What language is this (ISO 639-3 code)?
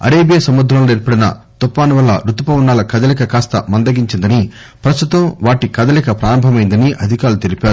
tel